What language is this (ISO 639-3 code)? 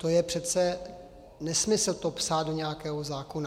ces